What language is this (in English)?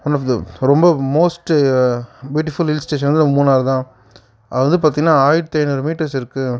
Tamil